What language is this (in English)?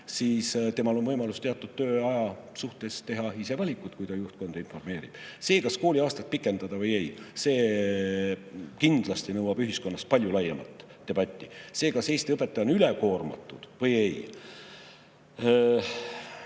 Estonian